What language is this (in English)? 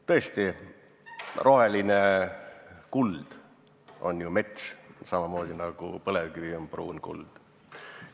Estonian